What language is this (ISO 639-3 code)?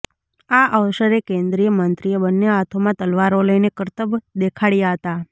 guj